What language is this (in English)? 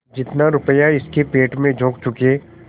Hindi